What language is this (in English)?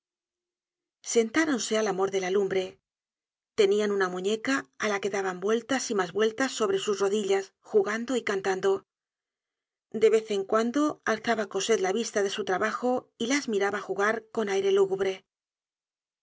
Spanish